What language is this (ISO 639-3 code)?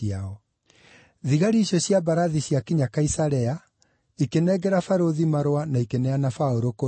kik